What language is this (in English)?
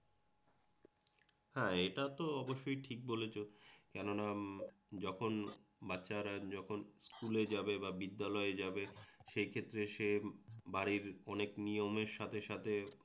Bangla